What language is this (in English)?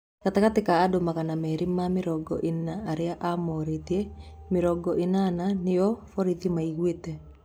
Kikuyu